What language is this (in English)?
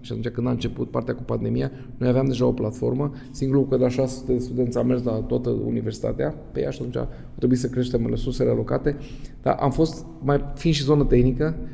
Romanian